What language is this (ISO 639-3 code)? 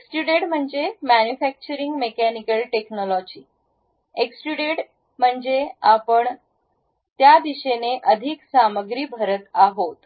mar